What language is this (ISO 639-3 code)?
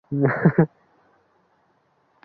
uzb